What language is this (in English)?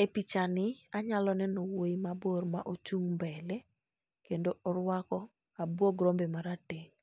Luo (Kenya and Tanzania)